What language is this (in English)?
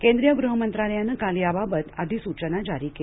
Marathi